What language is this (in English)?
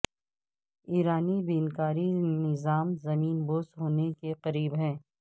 Urdu